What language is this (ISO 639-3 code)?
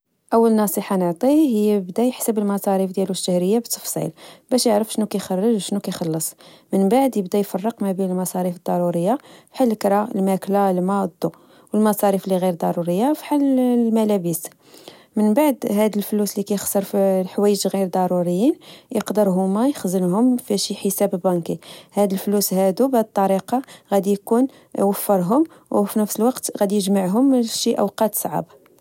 ary